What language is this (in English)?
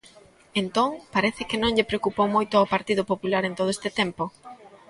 Galician